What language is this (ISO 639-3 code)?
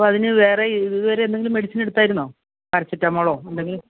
mal